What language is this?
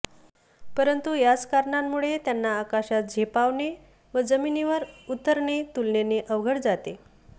Marathi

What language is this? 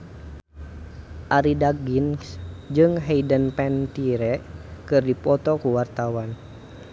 Sundanese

